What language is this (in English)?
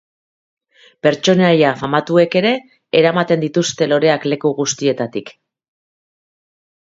Basque